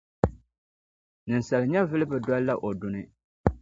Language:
Dagbani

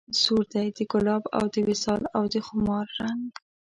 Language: Pashto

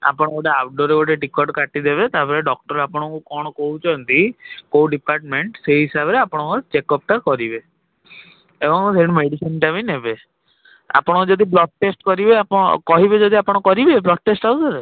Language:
Odia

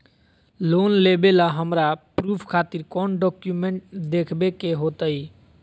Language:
Magahi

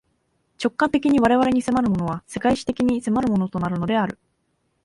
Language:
Japanese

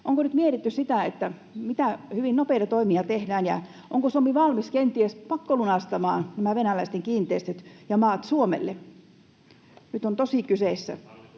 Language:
Finnish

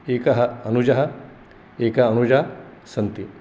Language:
Sanskrit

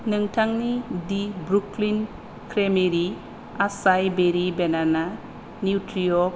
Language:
Bodo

